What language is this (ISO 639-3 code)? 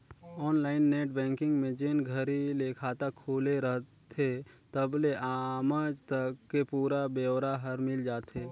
hne